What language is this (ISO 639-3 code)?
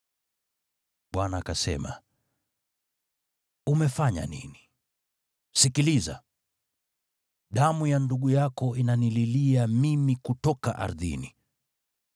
swa